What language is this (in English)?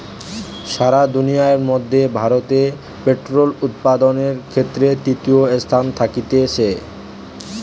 Bangla